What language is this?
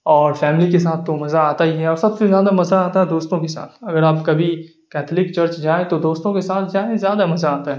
Urdu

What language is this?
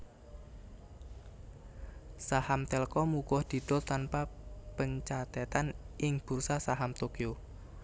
Javanese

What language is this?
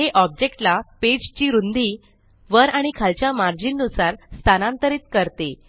Marathi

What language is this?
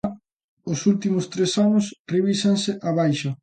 Galician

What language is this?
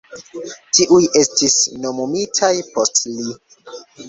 Esperanto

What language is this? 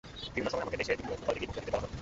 Bangla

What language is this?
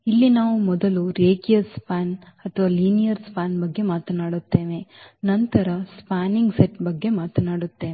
Kannada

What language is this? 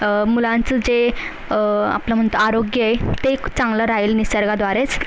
Marathi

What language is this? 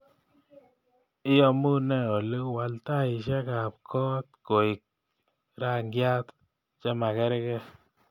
Kalenjin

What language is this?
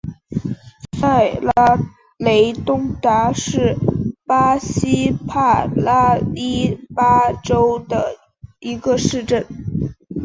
Chinese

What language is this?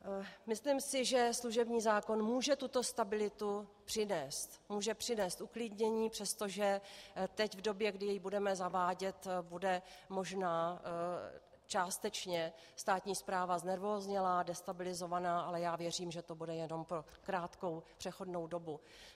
Czech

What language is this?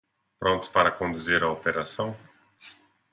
Portuguese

